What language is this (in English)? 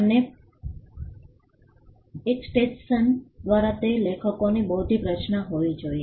Gujarati